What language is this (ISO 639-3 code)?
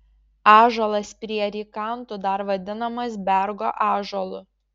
lit